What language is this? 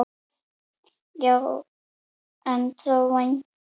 Icelandic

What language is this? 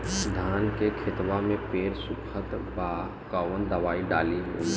Bhojpuri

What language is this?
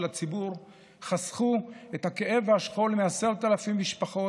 Hebrew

